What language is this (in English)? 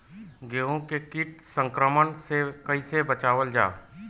Bhojpuri